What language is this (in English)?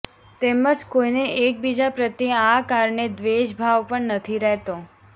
Gujarati